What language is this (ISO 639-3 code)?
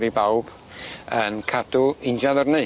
cym